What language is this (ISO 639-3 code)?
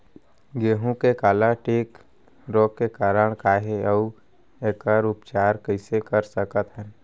hne